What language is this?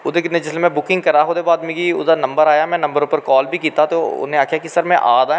Dogri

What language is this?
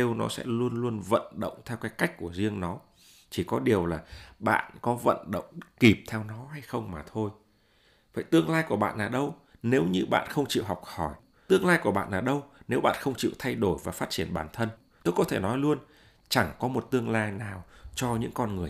Vietnamese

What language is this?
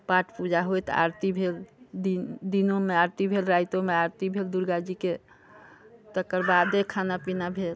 Maithili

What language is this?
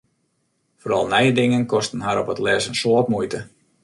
Western Frisian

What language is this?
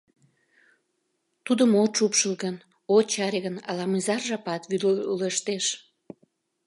Mari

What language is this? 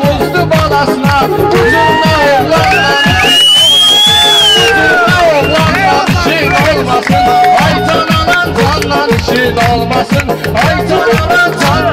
Arabic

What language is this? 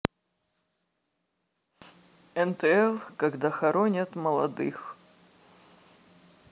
Russian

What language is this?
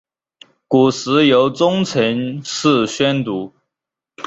Chinese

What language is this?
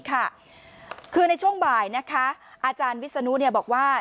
Thai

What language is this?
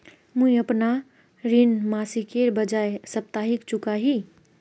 Magahi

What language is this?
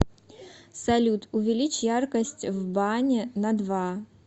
Russian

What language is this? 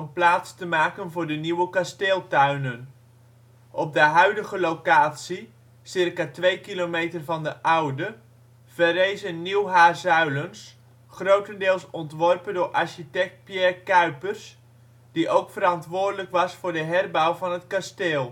Dutch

